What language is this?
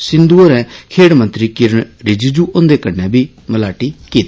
Dogri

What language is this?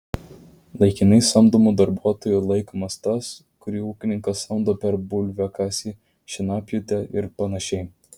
Lithuanian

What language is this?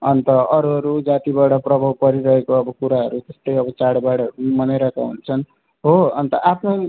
Nepali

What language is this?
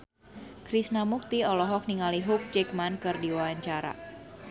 Sundanese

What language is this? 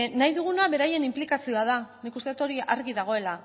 Basque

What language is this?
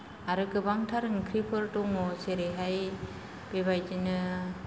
Bodo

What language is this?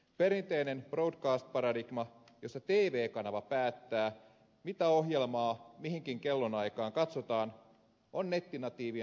Finnish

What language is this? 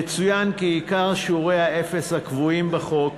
Hebrew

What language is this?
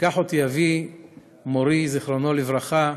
Hebrew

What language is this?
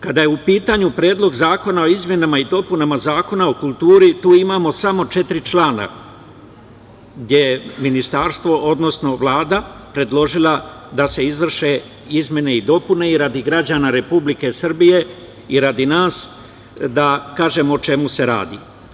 Serbian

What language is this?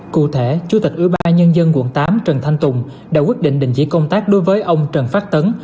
Vietnamese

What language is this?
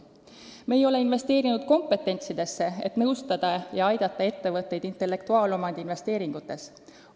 Estonian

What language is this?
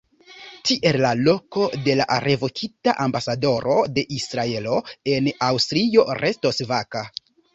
Esperanto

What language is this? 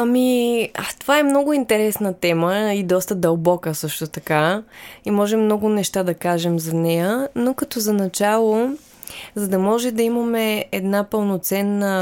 Bulgarian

